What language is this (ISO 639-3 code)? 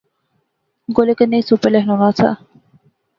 phr